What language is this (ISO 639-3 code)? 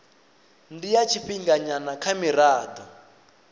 ven